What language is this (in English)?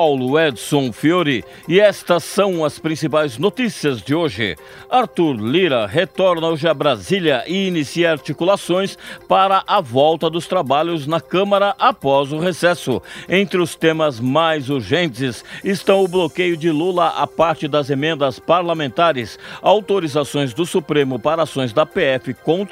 Portuguese